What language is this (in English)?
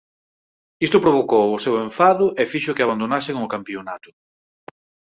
Galician